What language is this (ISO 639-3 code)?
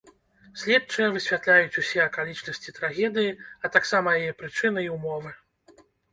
bel